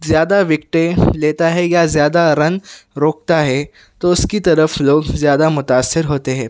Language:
Urdu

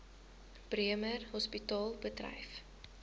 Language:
Afrikaans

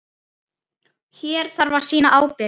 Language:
Icelandic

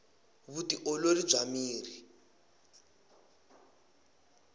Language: Tsonga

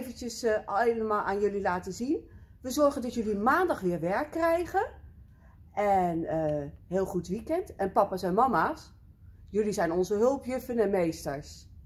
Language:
Dutch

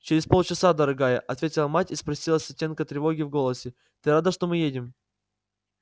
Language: Russian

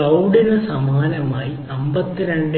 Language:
Malayalam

